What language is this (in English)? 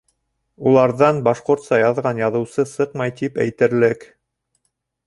Bashkir